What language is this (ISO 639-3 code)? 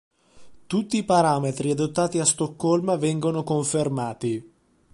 ita